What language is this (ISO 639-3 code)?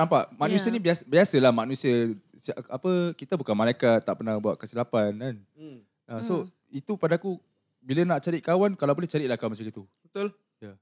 msa